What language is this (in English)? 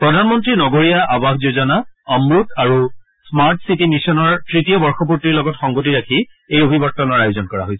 Assamese